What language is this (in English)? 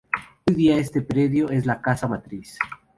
Spanish